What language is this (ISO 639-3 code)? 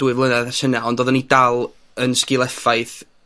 cym